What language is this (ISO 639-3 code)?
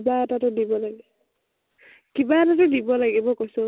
asm